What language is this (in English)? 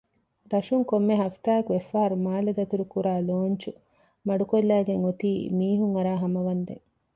Divehi